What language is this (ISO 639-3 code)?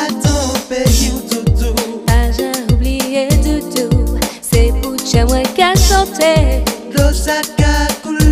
bul